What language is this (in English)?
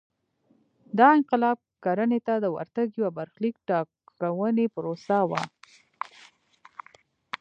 Pashto